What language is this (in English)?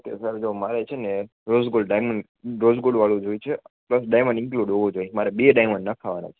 Gujarati